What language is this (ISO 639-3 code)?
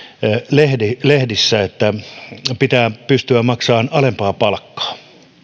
fin